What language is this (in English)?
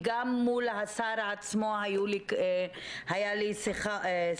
Hebrew